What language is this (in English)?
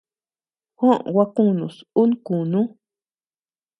Tepeuxila Cuicatec